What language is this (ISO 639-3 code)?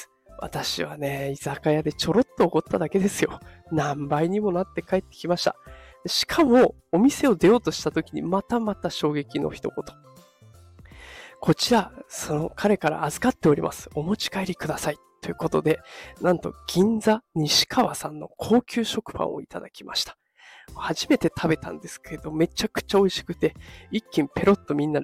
jpn